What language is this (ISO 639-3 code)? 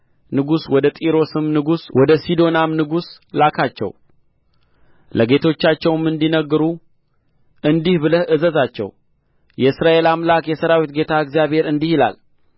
amh